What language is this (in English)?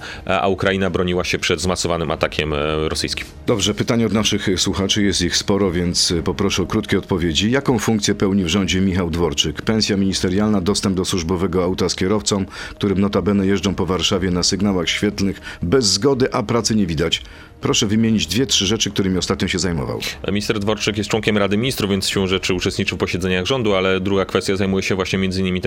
Polish